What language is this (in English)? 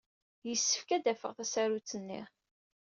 Kabyle